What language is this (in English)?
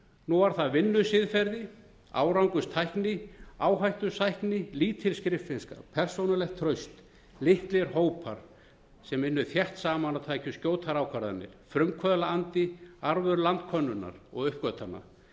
Icelandic